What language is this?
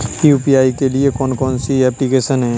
Hindi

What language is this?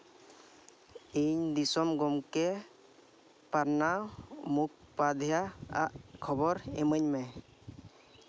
Santali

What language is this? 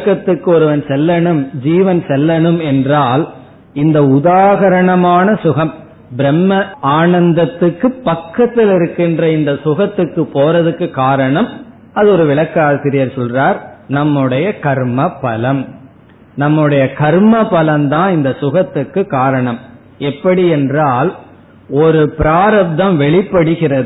Tamil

